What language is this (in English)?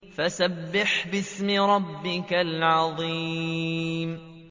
Arabic